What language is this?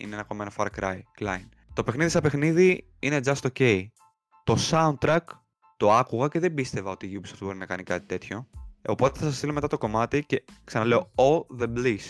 Greek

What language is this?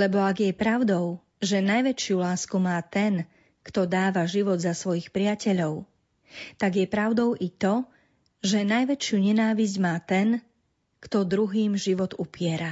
Slovak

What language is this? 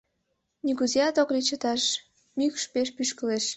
Mari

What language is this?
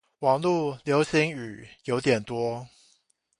Chinese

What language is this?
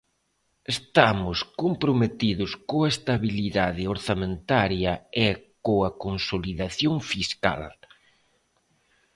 Galician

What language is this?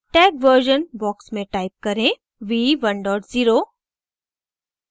Hindi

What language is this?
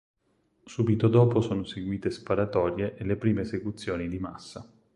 Italian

